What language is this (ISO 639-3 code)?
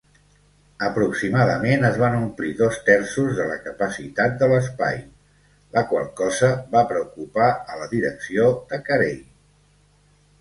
cat